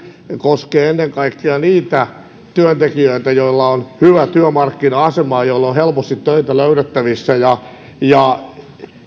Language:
Finnish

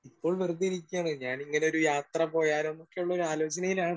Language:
Malayalam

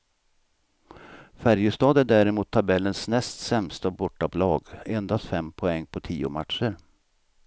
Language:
Swedish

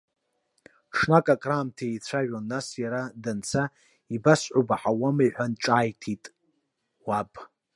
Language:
Abkhazian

